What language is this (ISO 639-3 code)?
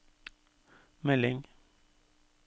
nor